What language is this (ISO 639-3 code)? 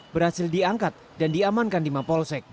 ind